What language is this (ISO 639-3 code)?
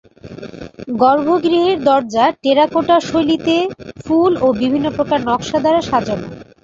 ben